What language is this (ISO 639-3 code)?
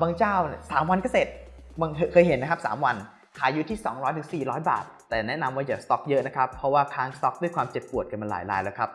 tha